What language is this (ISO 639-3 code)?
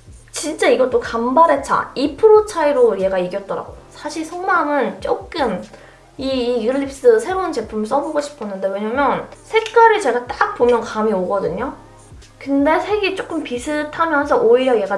kor